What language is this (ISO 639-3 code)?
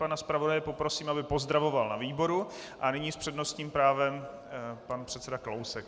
ces